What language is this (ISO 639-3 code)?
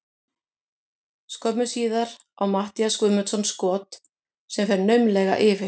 isl